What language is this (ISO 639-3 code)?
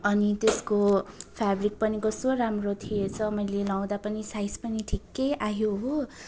nep